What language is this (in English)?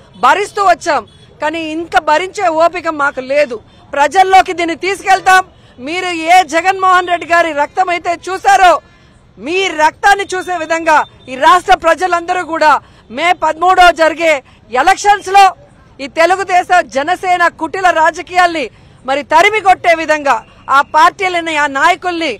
Telugu